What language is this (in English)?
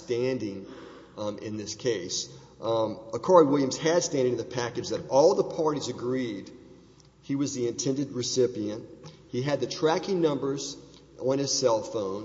English